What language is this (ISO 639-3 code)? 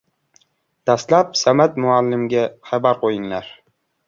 uzb